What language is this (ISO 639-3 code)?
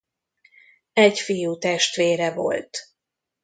hun